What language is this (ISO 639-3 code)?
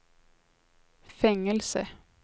swe